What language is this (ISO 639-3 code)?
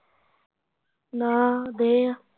pan